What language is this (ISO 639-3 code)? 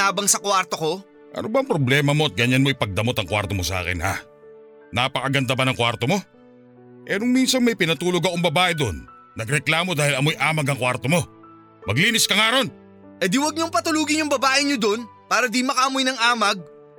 fil